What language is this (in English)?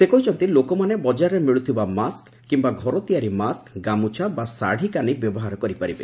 Odia